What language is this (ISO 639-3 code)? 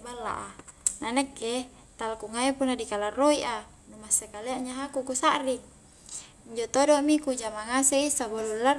kjk